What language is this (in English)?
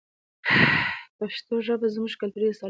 Pashto